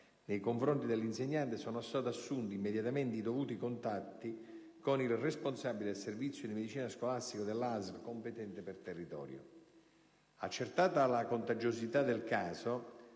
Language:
Italian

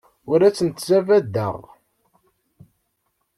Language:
Kabyle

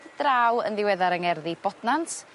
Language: Welsh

